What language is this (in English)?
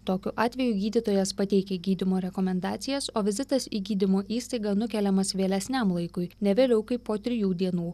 Lithuanian